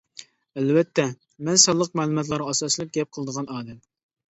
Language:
Uyghur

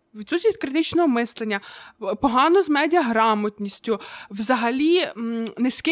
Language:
Ukrainian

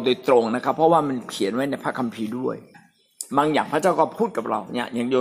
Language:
Thai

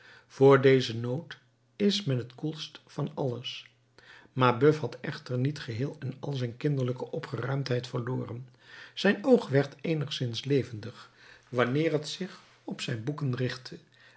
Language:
Dutch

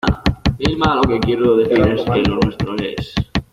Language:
Spanish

